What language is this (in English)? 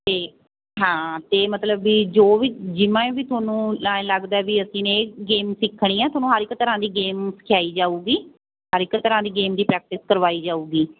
Punjabi